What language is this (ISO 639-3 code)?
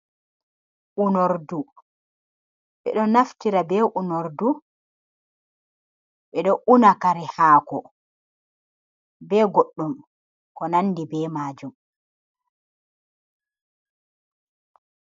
ful